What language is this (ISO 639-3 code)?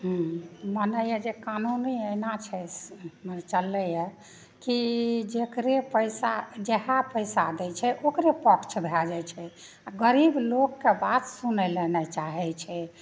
mai